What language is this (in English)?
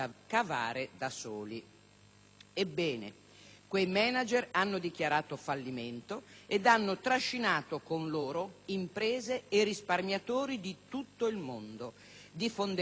Italian